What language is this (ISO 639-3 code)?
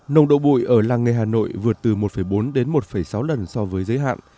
vie